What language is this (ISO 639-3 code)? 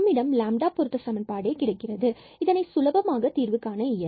tam